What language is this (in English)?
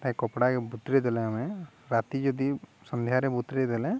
Odia